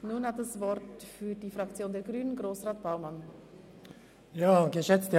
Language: Swiss German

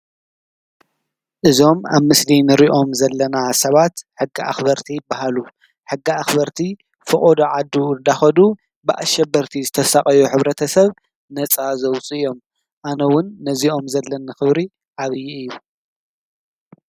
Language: Tigrinya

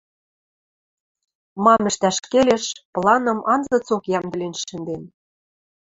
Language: Western Mari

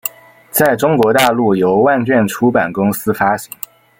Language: Chinese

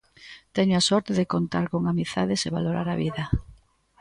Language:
Galician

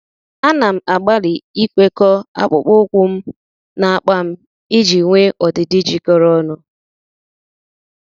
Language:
Igbo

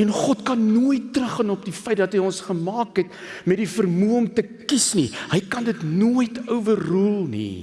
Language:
Dutch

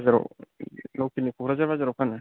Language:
Bodo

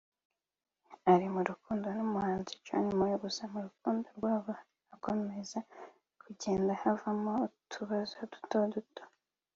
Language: Kinyarwanda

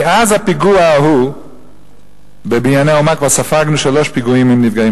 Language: Hebrew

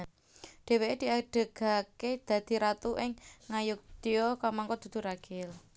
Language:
Javanese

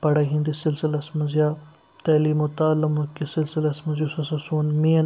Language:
Kashmiri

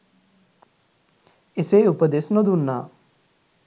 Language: Sinhala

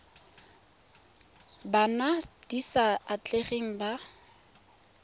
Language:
Tswana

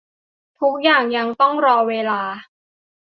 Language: Thai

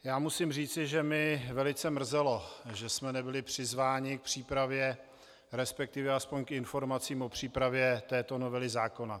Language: Czech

